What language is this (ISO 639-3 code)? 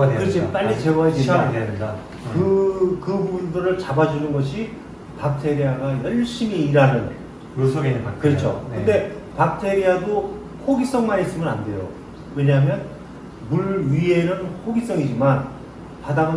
kor